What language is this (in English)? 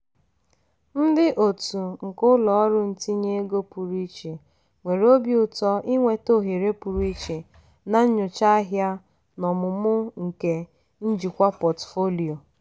Igbo